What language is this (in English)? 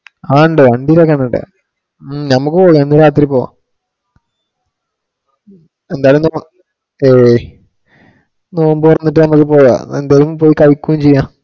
Malayalam